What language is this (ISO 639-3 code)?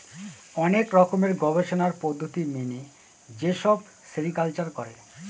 ben